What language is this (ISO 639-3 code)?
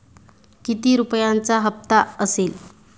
mar